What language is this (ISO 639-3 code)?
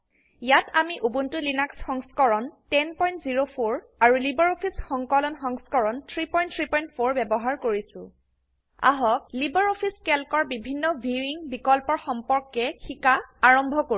asm